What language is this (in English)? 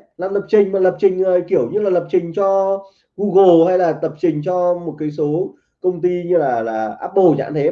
Vietnamese